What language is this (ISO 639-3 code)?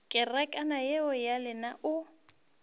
nso